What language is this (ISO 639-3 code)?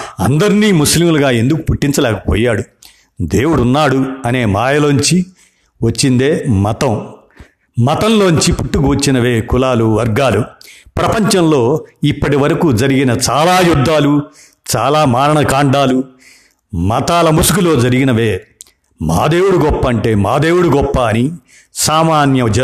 tel